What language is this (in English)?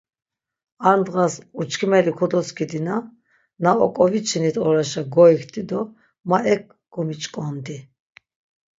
Laz